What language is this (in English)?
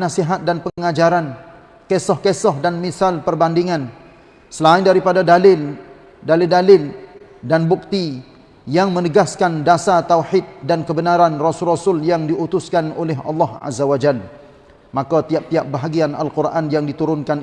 Malay